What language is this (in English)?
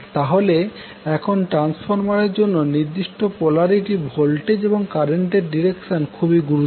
Bangla